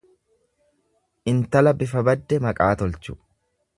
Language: Oromo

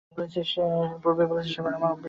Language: Bangla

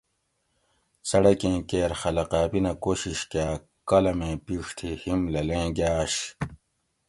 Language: Gawri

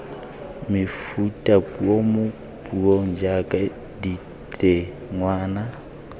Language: Tswana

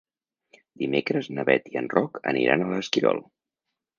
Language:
Catalan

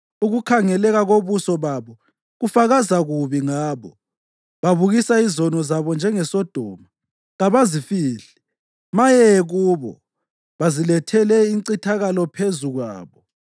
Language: North Ndebele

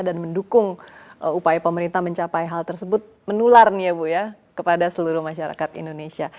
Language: Indonesian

